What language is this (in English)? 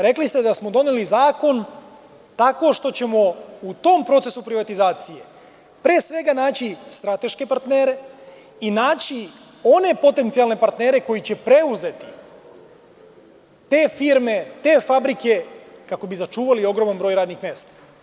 Serbian